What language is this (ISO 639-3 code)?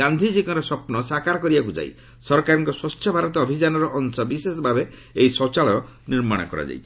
ori